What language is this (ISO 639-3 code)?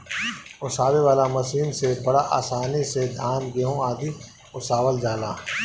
bho